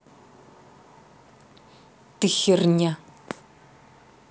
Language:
Russian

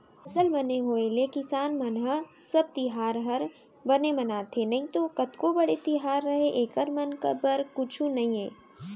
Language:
Chhattisgarhi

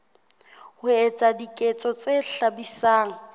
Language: Southern Sotho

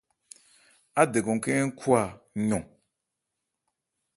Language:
Ebrié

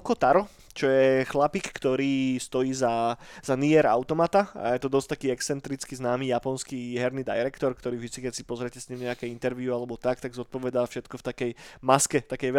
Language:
Slovak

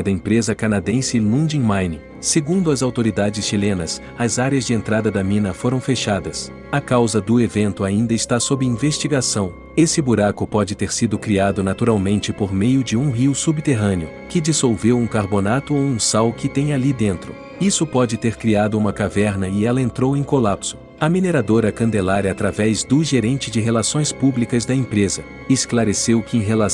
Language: Portuguese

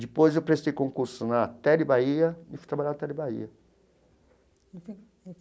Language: Portuguese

